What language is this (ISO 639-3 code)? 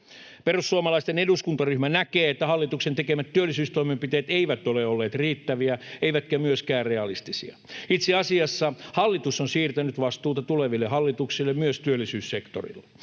fin